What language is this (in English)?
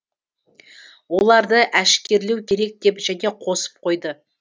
Kazakh